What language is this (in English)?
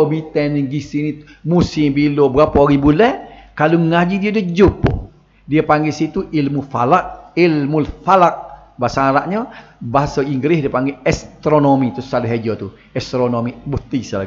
Malay